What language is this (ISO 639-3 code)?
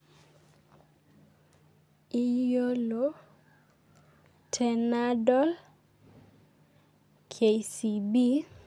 mas